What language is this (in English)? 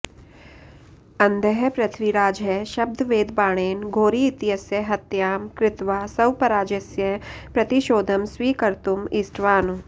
Sanskrit